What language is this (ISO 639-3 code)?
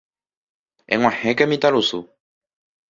grn